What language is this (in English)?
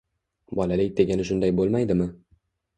Uzbek